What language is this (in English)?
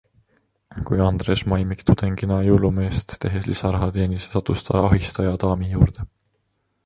Estonian